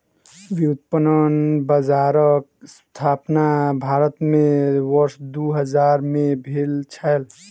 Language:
Maithili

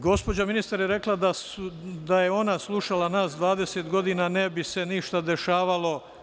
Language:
Serbian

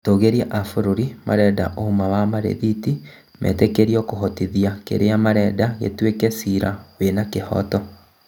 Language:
Kikuyu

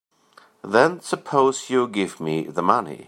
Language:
English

